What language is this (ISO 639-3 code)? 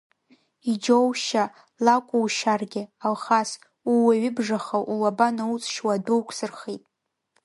abk